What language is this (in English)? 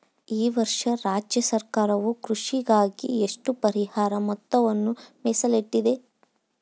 Kannada